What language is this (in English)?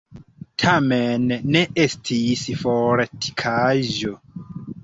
Esperanto